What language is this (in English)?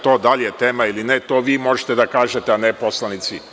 Serbian